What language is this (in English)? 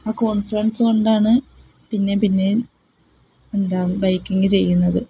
Malayalam